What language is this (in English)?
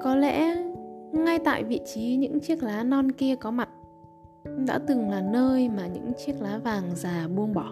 Vietnamese